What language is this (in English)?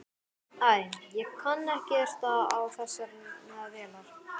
Icelandic